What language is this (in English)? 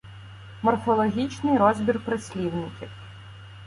Ukrainian